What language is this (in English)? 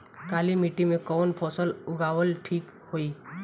Bhojpuri